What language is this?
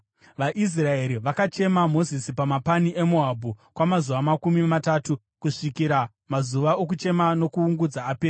Shona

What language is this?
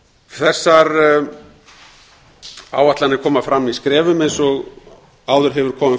Icelandic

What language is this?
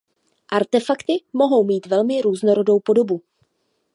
Czech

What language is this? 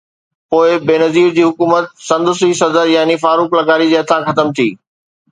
Sindhi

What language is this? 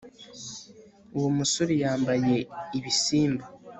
Kinyarwanda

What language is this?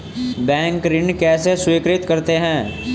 Hindi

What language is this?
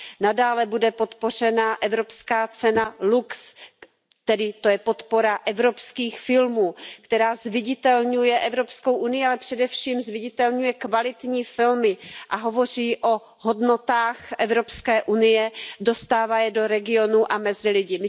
Czech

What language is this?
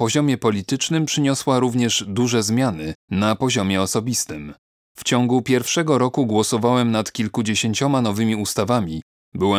Polish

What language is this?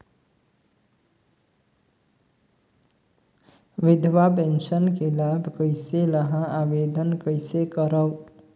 Chhattisgarhi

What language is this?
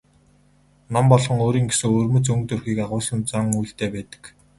Mongolian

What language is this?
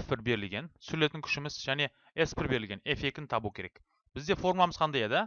Turkish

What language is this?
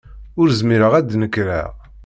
Kabyle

